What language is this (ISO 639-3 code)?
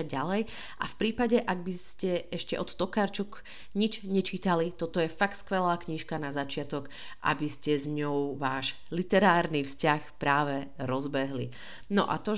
slk